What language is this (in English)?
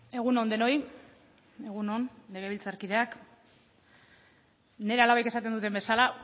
Basque